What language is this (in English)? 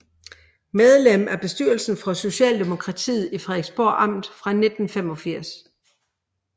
Danish